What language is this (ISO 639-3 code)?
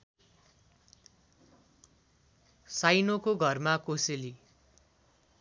nep